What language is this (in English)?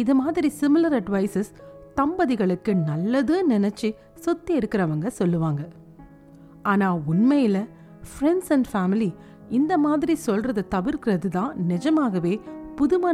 Tamil